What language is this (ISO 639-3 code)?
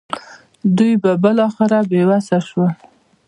pus